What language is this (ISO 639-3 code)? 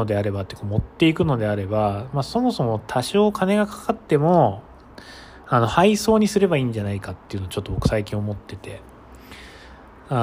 jpn